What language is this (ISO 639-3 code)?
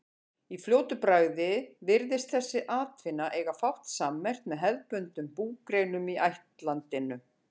isl